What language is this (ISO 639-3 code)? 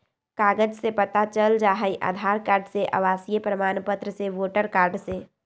mag